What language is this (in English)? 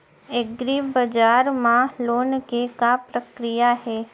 Chhattisgarhi